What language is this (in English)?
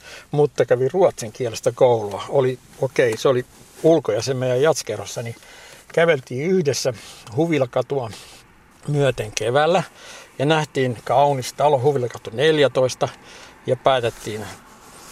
Finnish